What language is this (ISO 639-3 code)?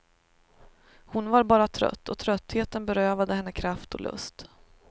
swe